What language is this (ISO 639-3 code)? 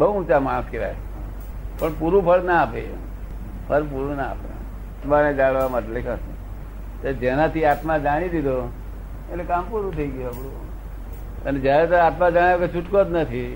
guj